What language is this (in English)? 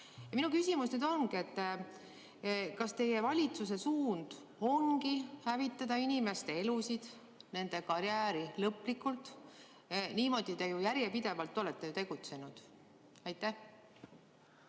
Estonian